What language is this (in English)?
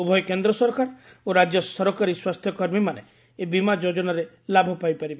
Odia